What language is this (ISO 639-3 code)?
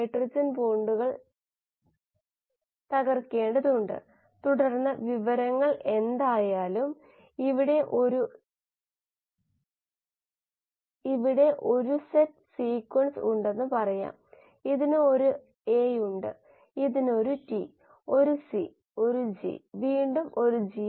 mal